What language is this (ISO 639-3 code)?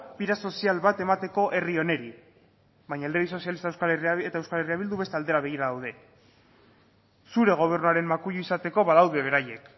eus